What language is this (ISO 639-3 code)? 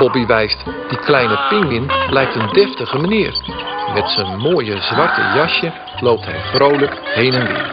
nld